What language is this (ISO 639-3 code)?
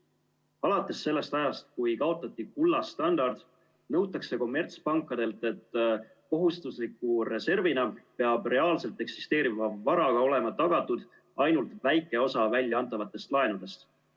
est